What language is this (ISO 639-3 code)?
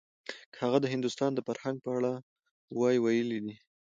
pus